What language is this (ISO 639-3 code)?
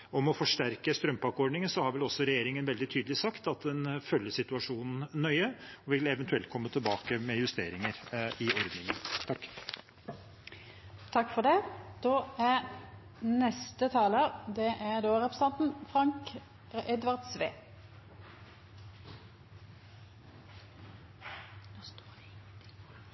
nor